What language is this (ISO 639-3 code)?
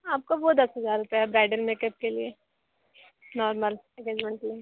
hin